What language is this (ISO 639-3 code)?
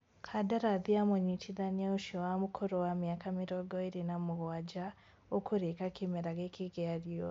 kik